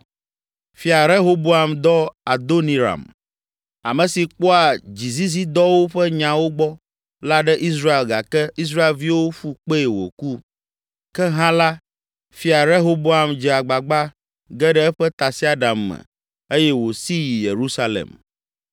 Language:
Ewe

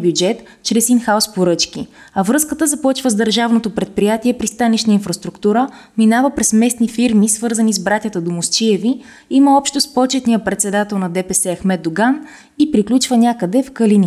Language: Bulgarian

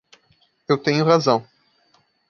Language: Portuguese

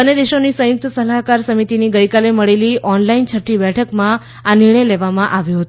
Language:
Gujarati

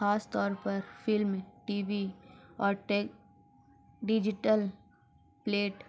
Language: Urdu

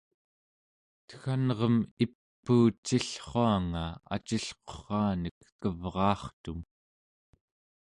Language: Central Yupik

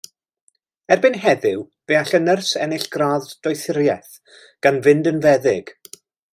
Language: Welsh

